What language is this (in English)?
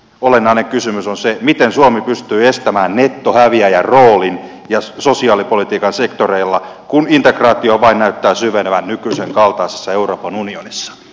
Finnish